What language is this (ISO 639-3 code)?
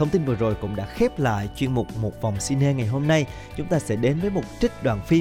vie